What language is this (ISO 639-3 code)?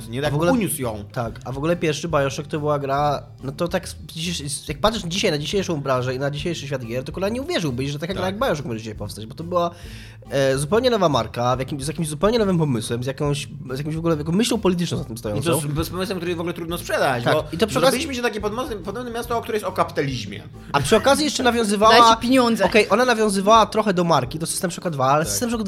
pol